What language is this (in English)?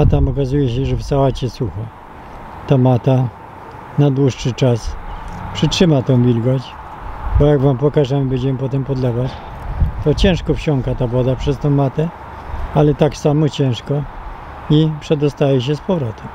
Polish